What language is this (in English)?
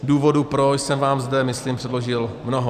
Czech